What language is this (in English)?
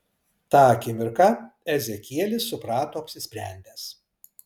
Lithuanian